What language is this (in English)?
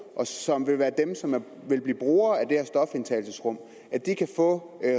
Danish